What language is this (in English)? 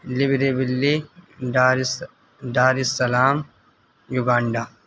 Urdu